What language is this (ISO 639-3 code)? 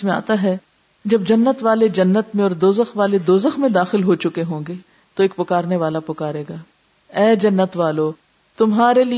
urd